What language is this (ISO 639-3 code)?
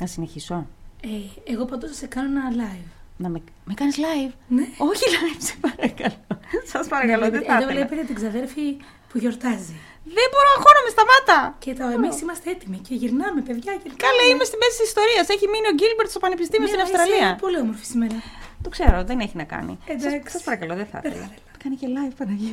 ell